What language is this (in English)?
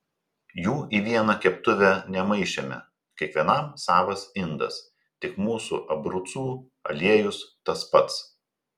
Lithuanian